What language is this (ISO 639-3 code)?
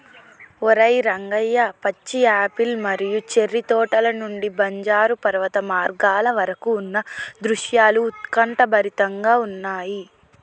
tel